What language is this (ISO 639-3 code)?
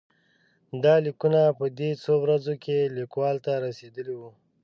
pus